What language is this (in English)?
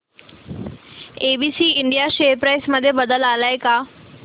Marathi